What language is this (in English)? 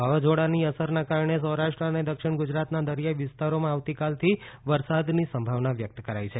Gujarati